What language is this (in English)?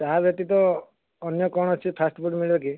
Odia